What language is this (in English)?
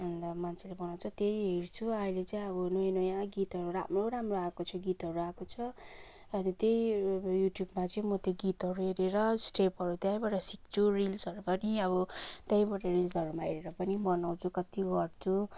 Nepali